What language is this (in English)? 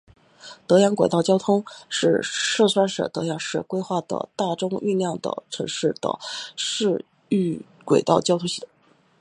Chinese